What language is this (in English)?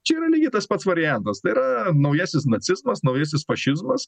Lithuanian